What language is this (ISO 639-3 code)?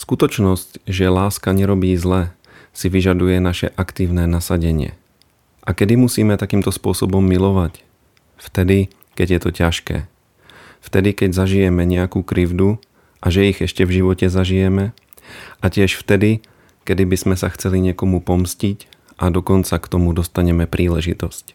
slk